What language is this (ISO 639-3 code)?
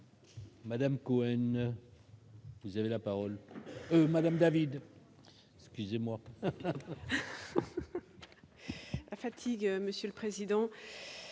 fra